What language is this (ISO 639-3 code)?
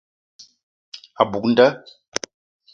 eto